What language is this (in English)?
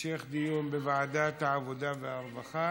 Hebrew